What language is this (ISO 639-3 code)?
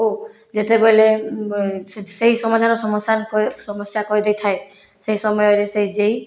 ori